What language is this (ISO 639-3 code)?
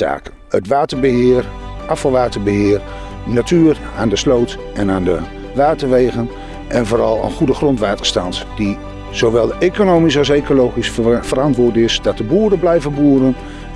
nld